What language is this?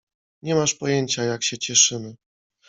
Polish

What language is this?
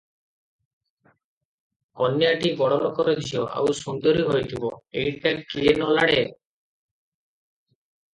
Odia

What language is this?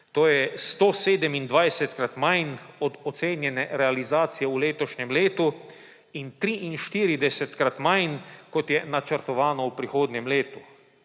Slovenian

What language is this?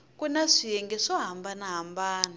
Tsonga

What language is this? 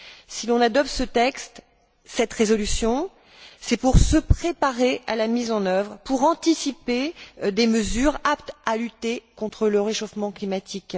French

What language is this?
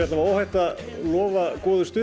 Icelandic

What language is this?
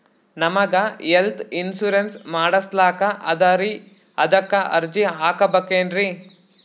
Kannada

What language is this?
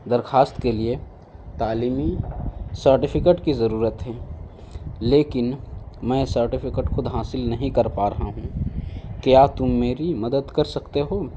Urdu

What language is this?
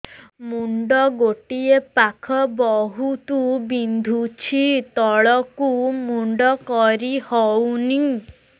Odia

